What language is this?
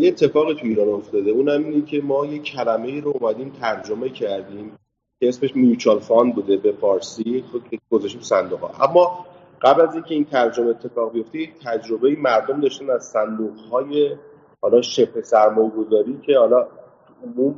Persian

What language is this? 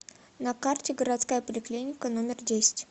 Russian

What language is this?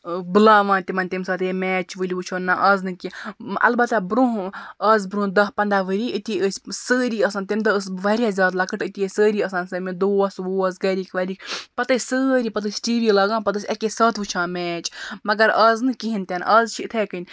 Kashmiri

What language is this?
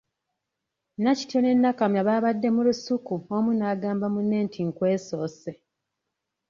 Ganda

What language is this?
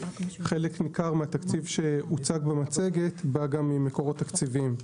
Hebrew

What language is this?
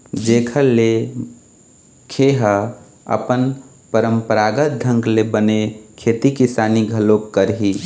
Chhattisgarhi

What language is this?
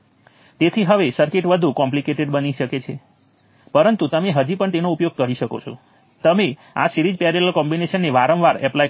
Gujarati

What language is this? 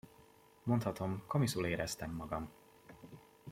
Hungarian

